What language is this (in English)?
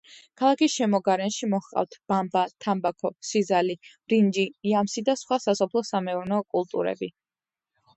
Georgian